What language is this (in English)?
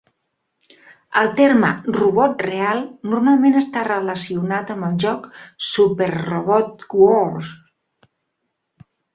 Catalan